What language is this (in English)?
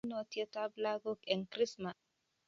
Kalenjin